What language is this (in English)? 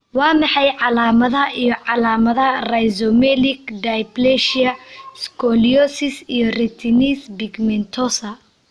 Somali